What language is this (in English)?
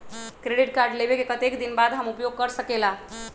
Magahi